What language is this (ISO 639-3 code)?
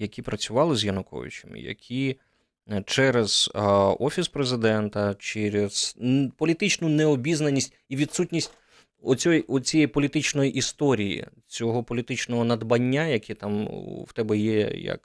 ukr